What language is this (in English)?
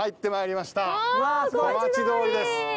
Japanese